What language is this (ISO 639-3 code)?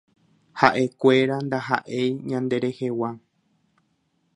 grn